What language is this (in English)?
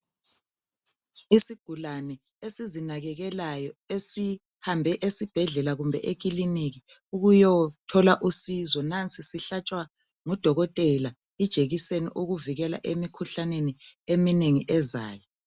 North Ndebele